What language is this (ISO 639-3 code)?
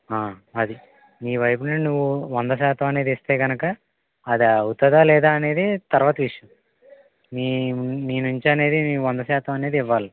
tel